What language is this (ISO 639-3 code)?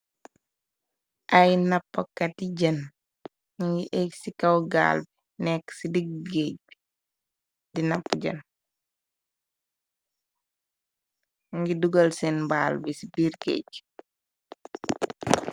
wol